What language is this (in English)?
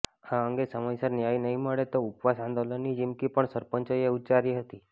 Gujarati